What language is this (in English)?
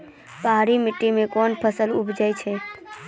Maithili